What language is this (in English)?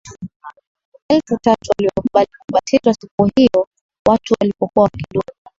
Swahili